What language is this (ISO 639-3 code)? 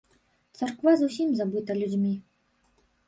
bel